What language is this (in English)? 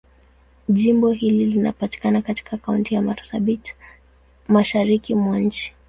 Swahili